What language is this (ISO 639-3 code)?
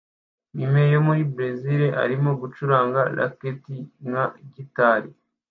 kin